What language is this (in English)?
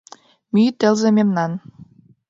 Mari